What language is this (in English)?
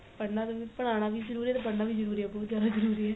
Punjabi